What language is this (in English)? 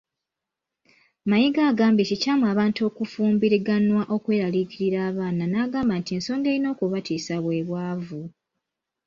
Ganda